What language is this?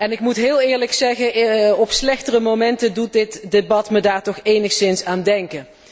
Dutch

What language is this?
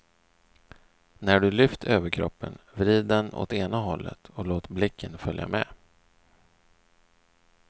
Swedish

